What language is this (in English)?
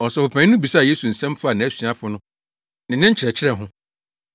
Akan